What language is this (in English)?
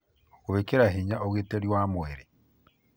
Kikuyu